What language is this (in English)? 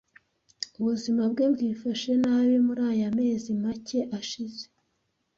Kinyarwanda